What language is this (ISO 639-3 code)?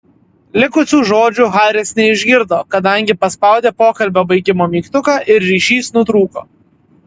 lit